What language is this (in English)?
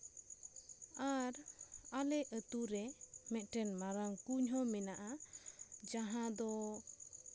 Santali